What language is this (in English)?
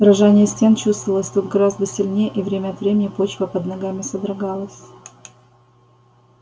Russian